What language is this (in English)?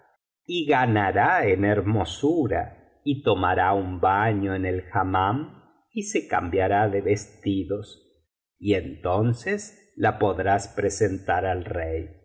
Spanish